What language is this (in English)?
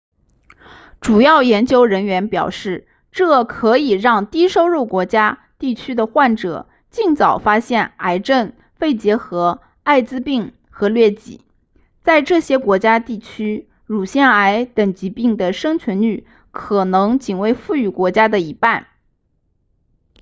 Chinese